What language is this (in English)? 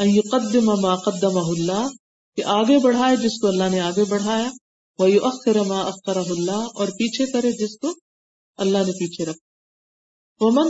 Urdu